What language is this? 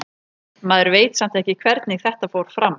Icelandic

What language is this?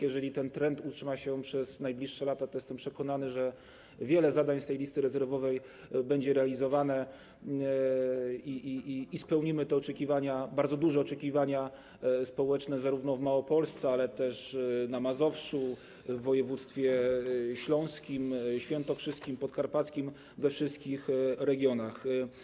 Polish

